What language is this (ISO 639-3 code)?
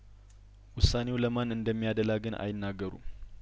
amh